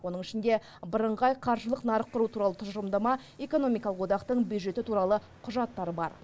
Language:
Kazakh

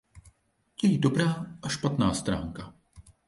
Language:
Czech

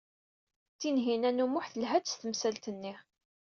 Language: Kabyle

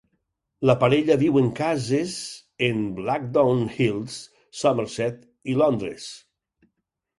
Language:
Catalan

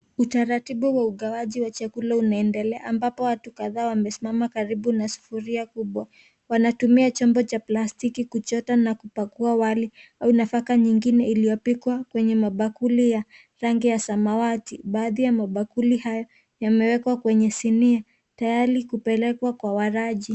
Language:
Swahili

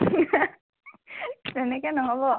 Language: Assamese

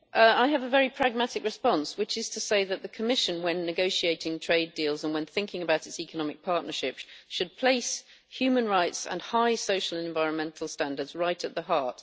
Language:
English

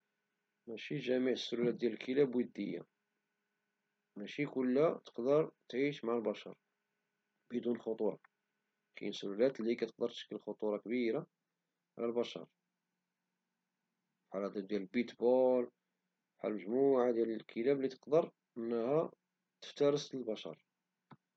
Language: Moroccan Arabic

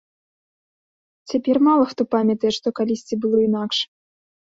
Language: Belarusian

